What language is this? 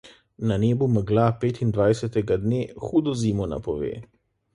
Slovenian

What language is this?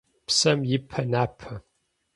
Kabardian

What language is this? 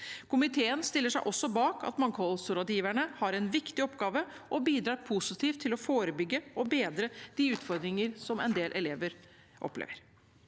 Norwegian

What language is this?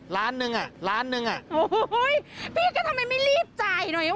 Thai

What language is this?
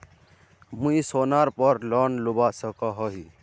Magahi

